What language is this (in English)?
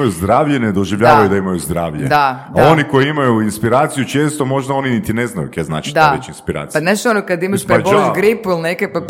Croatian